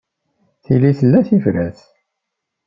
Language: Kabyle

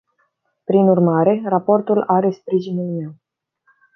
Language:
Romanian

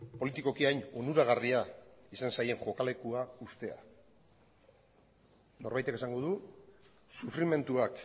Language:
Basque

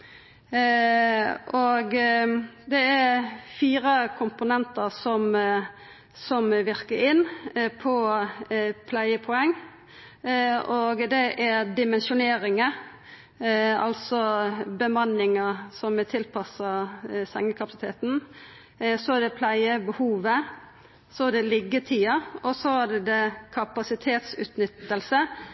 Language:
Norwegian Nynorsk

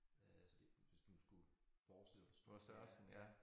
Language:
Danish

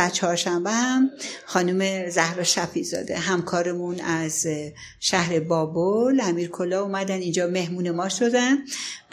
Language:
Persian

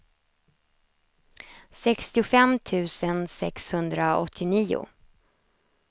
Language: Swedish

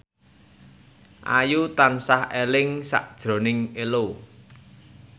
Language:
Javanese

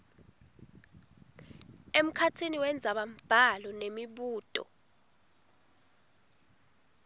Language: Swati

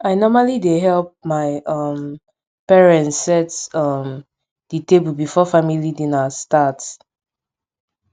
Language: Nigerian Pidgin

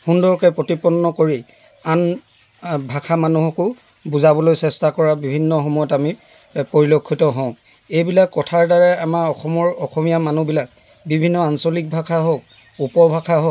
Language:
Assamese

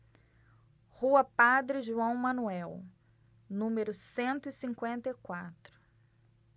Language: Portuguese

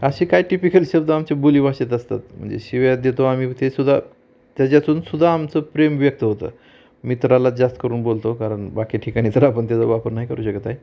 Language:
Marathi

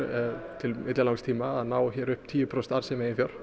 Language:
Icelandic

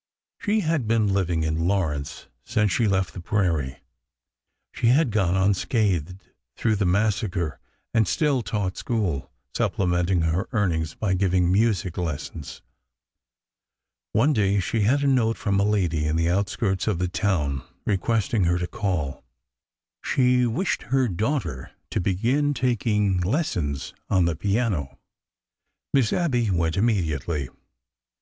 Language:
English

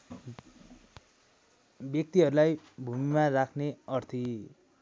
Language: Nepali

